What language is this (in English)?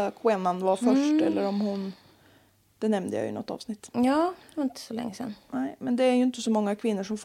Swedish